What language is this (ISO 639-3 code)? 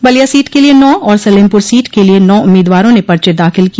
hin